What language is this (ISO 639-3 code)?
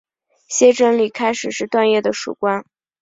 zho